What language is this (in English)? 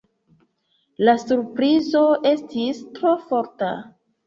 Esperanto